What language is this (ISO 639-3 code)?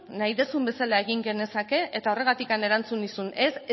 eus